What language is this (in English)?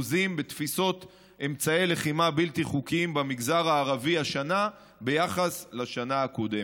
Hebrew